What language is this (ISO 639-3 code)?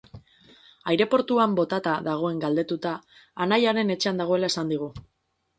eus